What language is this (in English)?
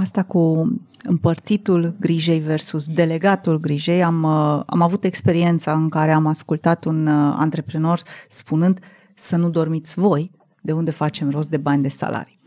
Romanian